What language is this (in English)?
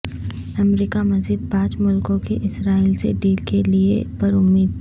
Urdu